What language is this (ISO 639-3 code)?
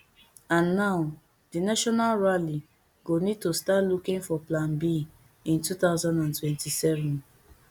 pcm